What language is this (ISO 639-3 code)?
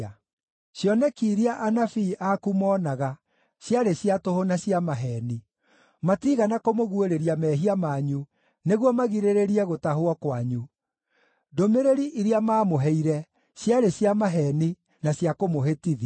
kik